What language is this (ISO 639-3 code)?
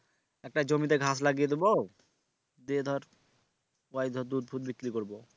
ben